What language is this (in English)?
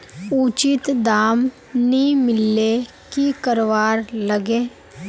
Magahi